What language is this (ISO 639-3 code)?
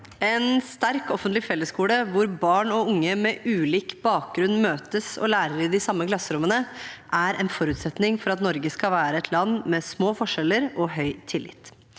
nor